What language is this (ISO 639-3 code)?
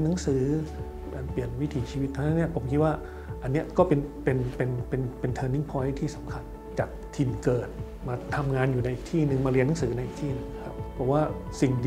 tha